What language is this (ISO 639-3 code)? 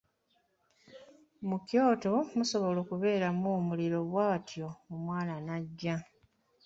lug